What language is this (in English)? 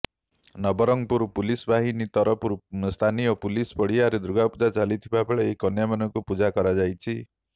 Odia